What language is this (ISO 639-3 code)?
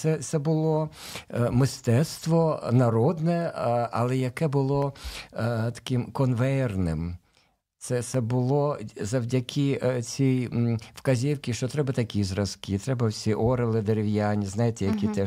ukr